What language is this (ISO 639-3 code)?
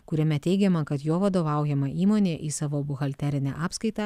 lit